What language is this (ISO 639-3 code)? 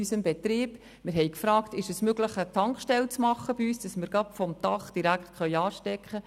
gsw